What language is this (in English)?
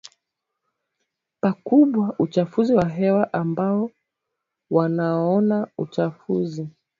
Swahili